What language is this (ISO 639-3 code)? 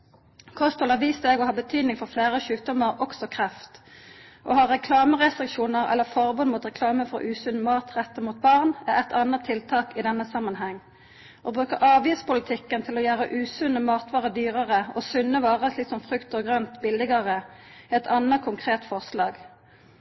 nno